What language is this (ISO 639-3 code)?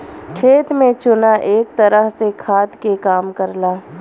bho